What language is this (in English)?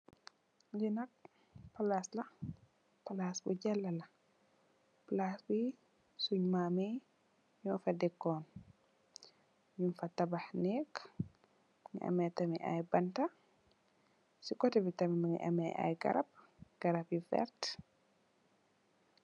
Wolof